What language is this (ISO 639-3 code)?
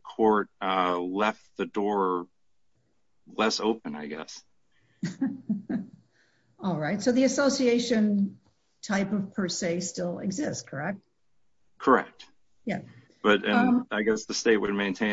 eng